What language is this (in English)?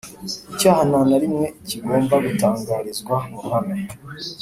Kinyarwanda